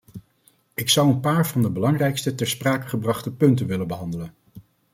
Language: Dutch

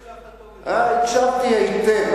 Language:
Hebrew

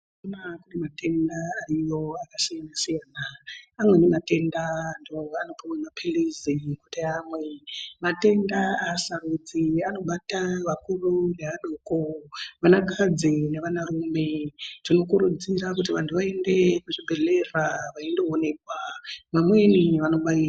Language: Ndau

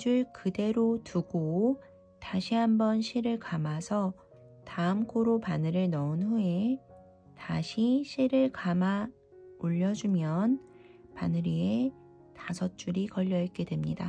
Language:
Korean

